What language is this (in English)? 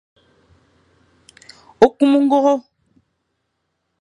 Fang